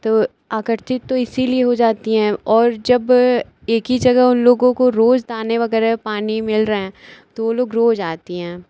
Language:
Hindi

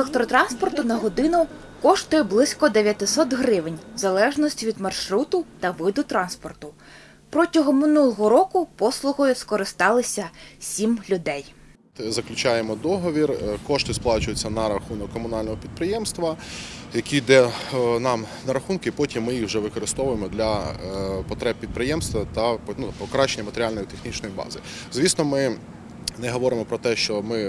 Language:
Ukrainian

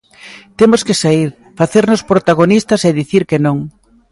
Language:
Galician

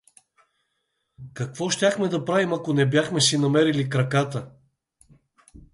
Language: Bulgarian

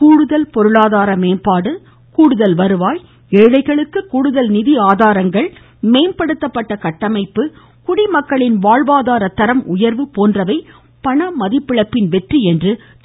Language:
Tamil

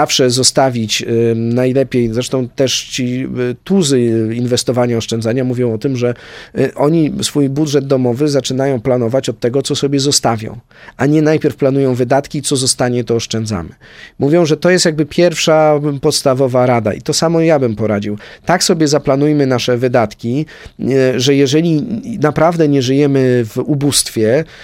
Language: Polish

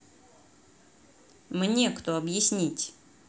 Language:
Russian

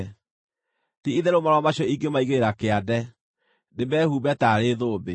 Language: Kikuyu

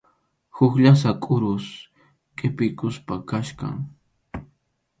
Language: Arequipa-La Unión Quechua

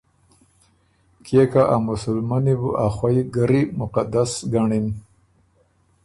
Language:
Ormuri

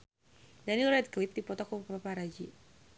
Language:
Sundanese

